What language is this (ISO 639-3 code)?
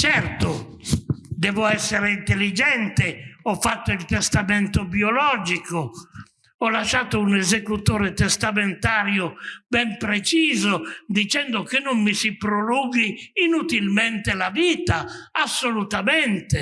ita